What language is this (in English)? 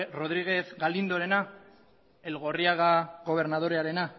Basque